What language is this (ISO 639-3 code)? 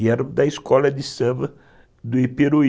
por